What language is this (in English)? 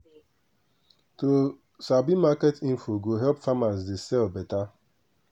Nigerian Pidgin